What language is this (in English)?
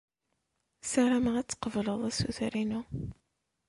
Kabyle